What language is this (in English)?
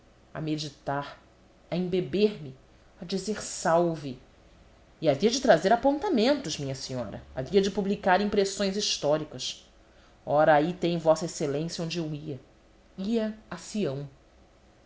Portuguese